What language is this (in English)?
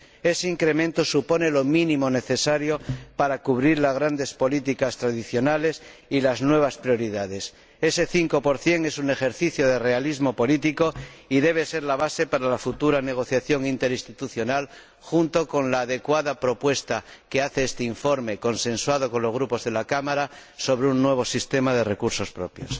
Spanish